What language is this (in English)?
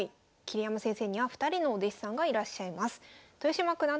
Japanese